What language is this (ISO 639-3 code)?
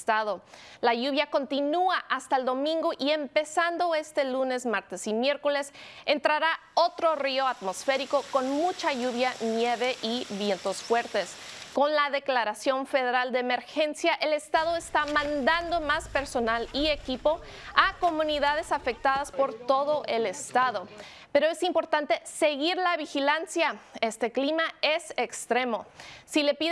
spa